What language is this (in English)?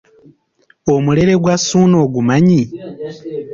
Ganda